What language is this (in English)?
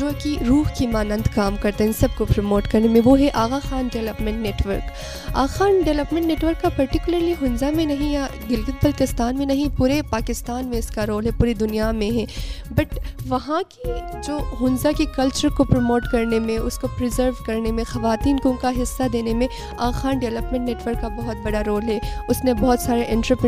Urdu